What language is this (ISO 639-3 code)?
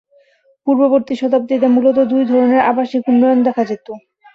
ben